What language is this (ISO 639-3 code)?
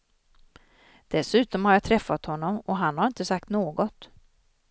swe